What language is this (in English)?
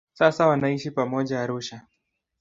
Swahili